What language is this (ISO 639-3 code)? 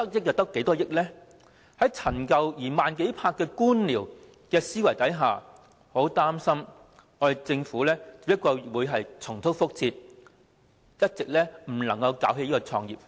yue